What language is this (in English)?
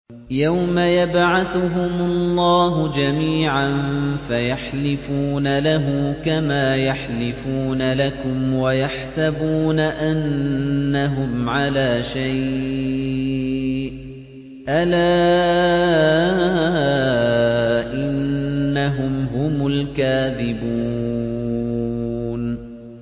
Arabic